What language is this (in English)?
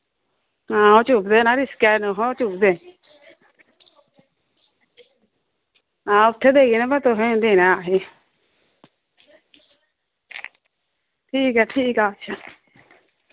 Dogri